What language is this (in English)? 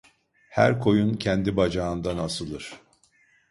Turkish